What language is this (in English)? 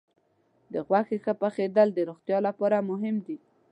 Pashto